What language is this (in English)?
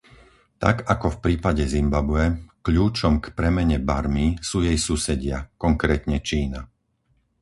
Slovak